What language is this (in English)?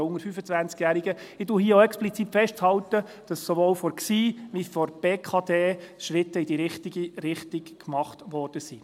Swiss German